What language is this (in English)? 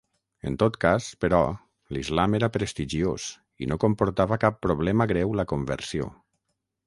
Catalan